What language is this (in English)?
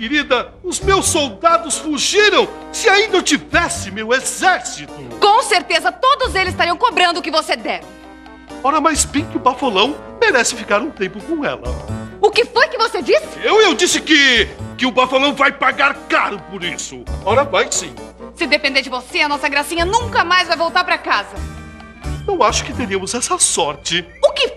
Portuguese